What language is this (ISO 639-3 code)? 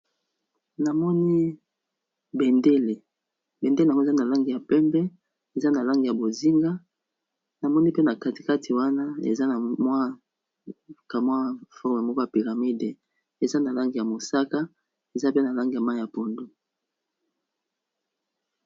lin